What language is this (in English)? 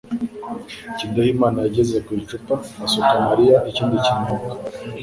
Kinyarwanda